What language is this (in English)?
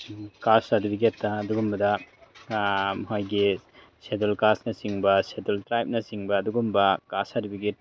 Manipuri